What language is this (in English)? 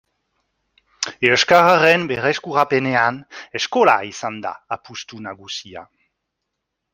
Basque